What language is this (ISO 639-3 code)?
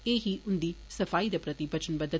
doi